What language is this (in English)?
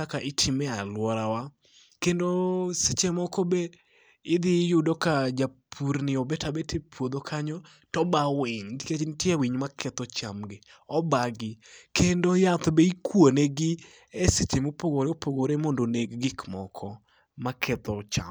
Luo (Kenya and Tanzania)